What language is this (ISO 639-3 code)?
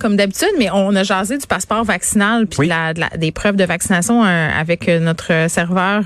fra